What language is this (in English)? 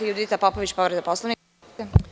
Serbian